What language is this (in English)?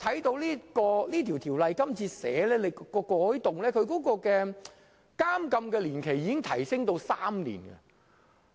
Cantonese